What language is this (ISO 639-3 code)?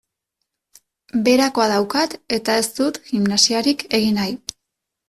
eus